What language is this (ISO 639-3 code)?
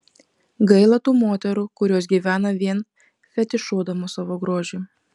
lit